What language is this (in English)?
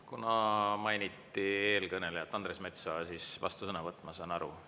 Estonian